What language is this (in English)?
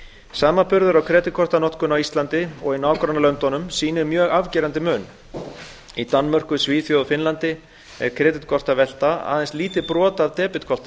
Icelandic